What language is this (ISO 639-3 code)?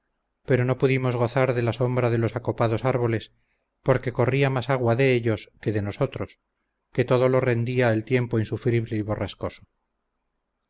spa